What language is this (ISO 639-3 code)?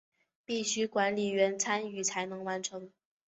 zho